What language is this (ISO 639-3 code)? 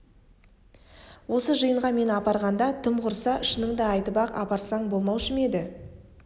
kaz